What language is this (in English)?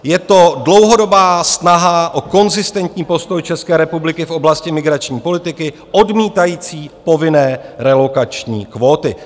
Czech